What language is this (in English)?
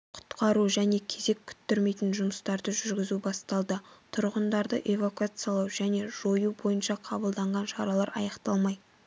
Kazakh